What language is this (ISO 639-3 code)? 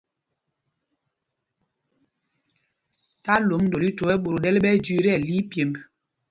mgg